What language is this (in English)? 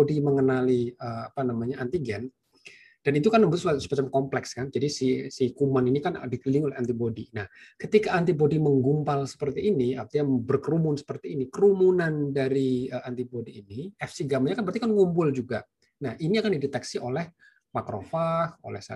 Indonesian